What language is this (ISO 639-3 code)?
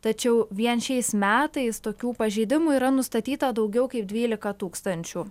lit